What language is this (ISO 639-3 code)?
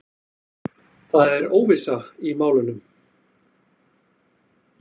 isl